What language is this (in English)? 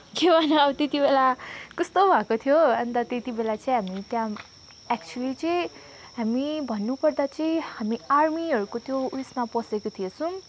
Nepali